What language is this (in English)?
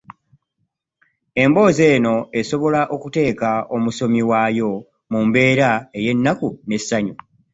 Ganda